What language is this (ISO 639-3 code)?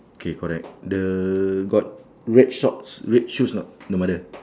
eng